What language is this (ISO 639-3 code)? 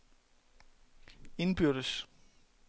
dan